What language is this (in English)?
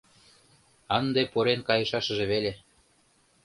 Mari